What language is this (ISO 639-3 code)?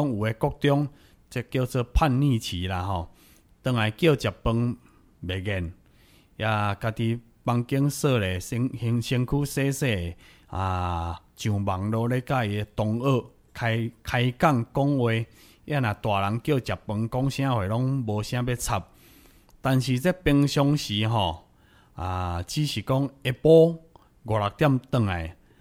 zho